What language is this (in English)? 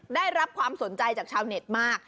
Thai